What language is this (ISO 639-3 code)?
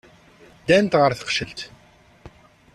kab